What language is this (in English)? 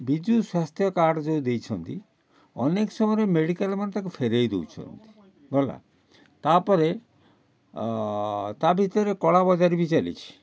Odia